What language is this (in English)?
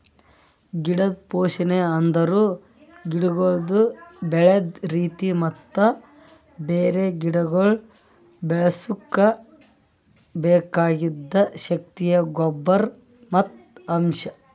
Kannada